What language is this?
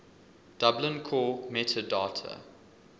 English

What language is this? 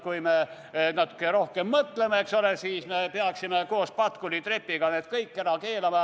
Estonian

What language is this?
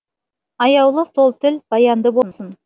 Kazakh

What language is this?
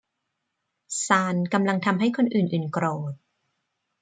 Thai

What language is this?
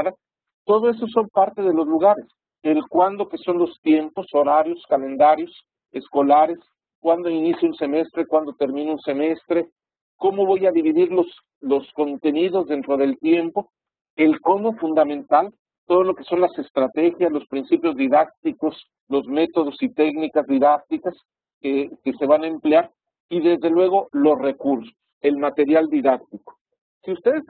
Spanish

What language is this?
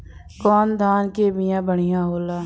Bhojpuri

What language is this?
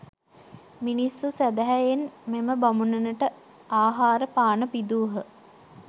Sinhala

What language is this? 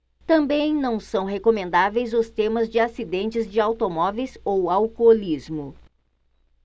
Portuguese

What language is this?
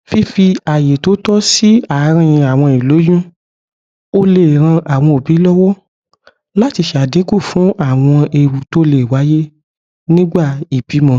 Yoruba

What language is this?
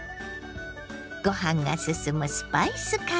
Japanese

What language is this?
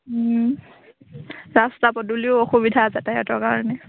Assamese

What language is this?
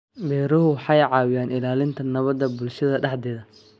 Somali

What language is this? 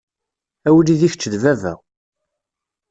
Kabyle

